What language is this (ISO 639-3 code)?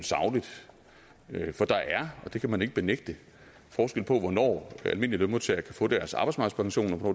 dan